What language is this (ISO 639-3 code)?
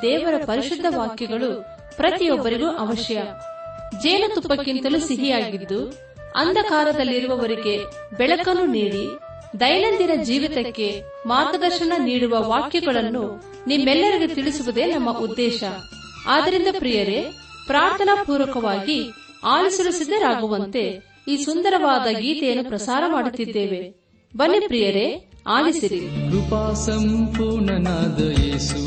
kan